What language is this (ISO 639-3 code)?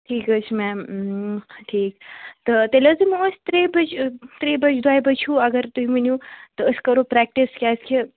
kas